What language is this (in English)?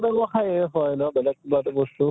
Assamese